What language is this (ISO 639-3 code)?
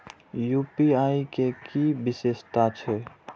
mai